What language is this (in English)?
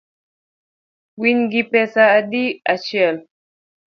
Luo (Kenya and Tanzania)